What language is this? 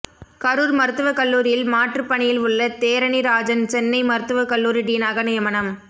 Tamil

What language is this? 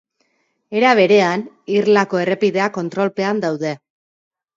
Basque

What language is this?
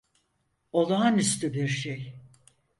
Turkish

